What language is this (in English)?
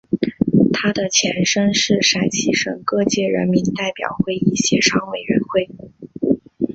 Chinese